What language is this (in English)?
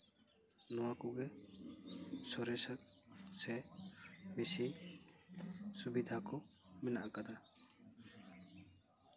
Santali